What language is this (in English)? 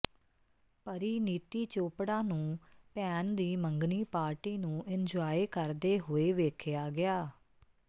Punjabi